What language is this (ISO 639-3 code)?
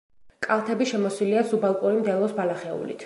kat